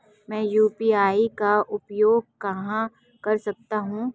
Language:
Hindi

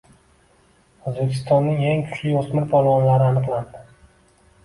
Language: Uzbek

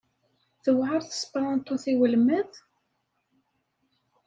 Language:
Kabyle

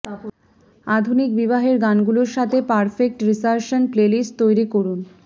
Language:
Bangla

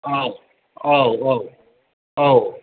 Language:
Bodo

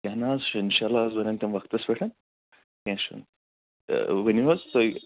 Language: Kashmiri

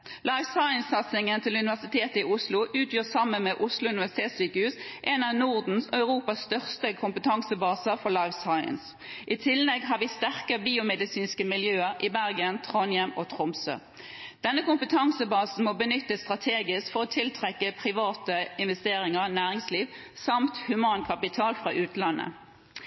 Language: Norwegian Bokmål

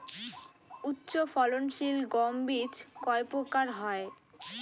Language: Bangla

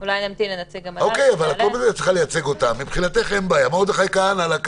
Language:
Hebrew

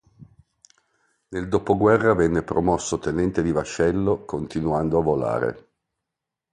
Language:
Italian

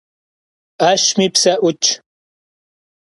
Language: Kabardian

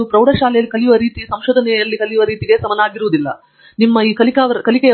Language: Kannada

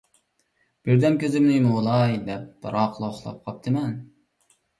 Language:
Uyghur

